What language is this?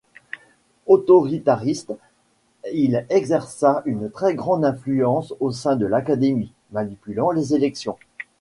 French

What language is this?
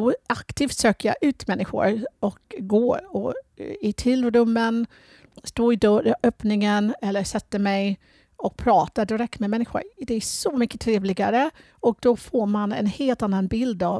Swedish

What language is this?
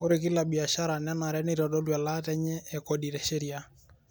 Masai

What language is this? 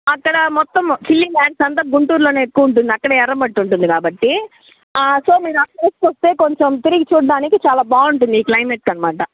Telugu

